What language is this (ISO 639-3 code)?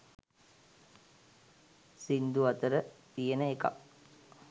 sin